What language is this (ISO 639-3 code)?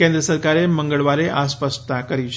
guj